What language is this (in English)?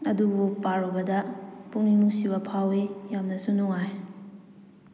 Manipuri